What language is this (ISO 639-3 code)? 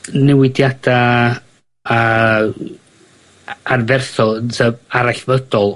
cym